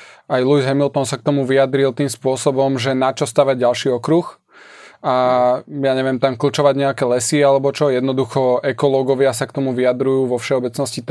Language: Slovak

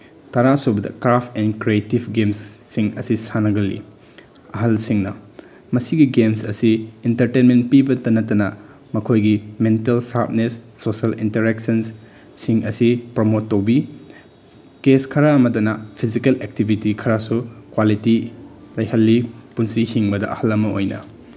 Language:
Manipuri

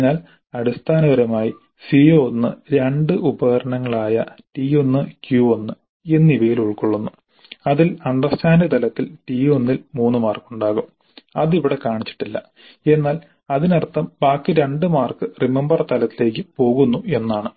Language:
Malayalam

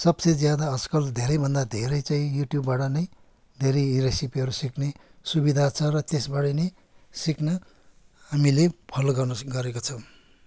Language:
Nepali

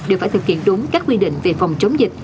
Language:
Vietnamese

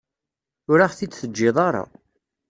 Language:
Kabyle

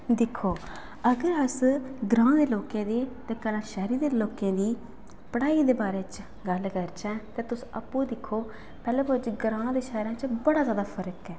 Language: Dogri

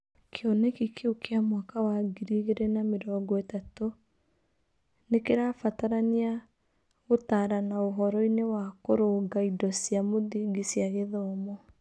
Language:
Kikuyu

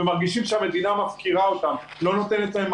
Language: Hebrew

